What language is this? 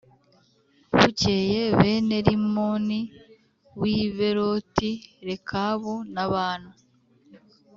Kinyarwanda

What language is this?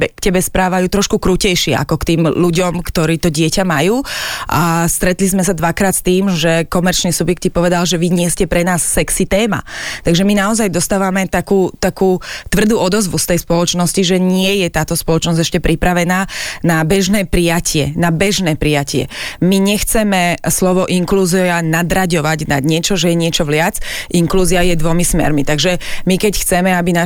Slovak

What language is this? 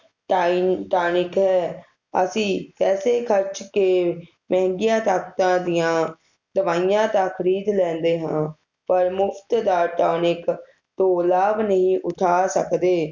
Punjabi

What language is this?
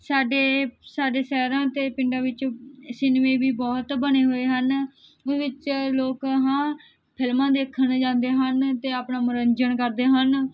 Punjabi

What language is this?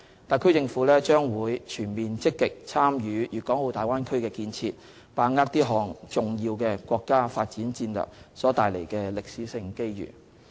Cantonese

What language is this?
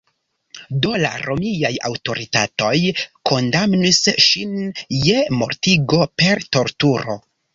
Esperanto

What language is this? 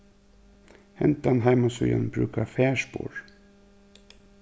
Faroese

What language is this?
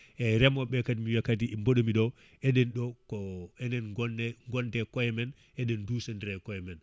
Fula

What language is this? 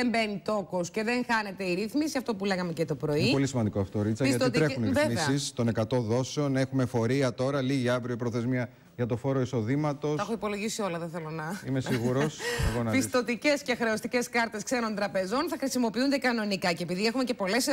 Greek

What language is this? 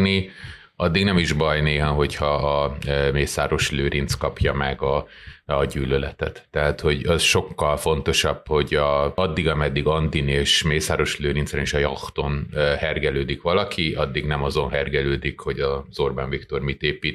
Hungarian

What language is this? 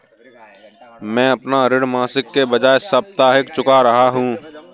Hindi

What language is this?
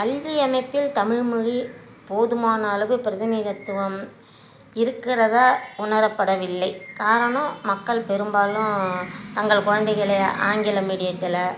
Tamil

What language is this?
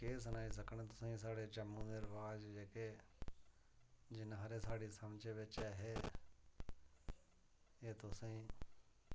Dogri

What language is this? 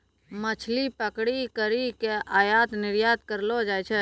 Maithili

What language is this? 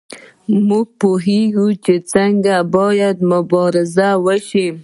Pashto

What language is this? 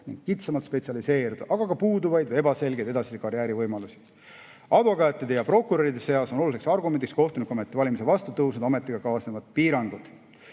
Estonian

